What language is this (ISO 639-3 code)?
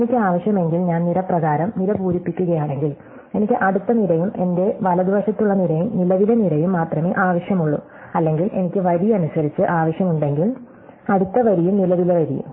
mal